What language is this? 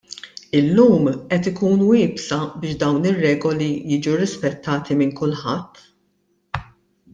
Maltese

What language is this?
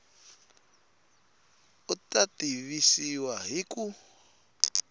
Tsonga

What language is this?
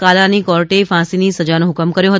Gujarati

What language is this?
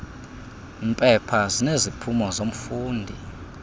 Xhosa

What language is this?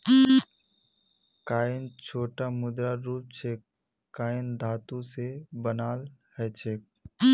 Magahi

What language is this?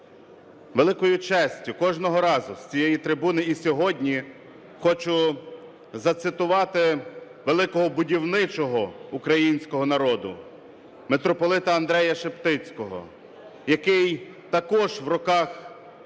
Ukrainian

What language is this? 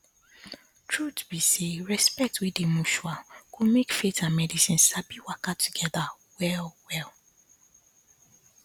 Nigerian Pidgin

